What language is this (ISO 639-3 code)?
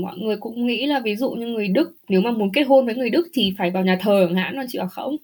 vie